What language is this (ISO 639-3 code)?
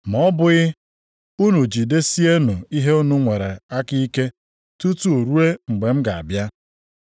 ibo